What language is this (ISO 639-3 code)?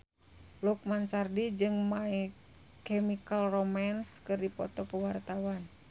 sun